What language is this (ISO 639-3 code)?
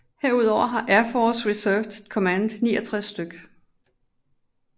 dan